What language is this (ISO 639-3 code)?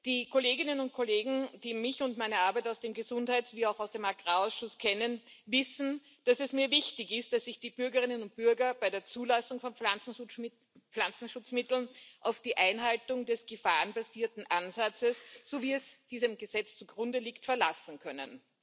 deu